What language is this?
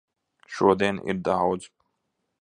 Latvian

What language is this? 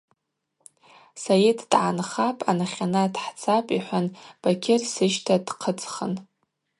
Abaza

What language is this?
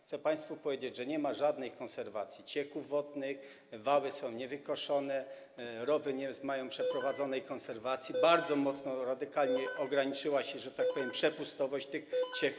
Polish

